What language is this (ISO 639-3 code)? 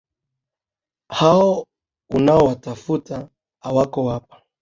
swa